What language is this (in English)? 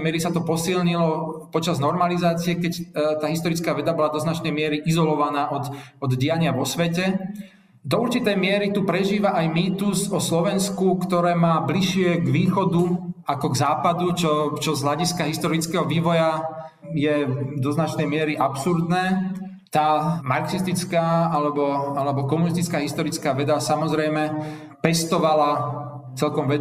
Slovak